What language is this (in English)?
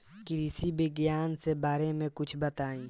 Bhojpuri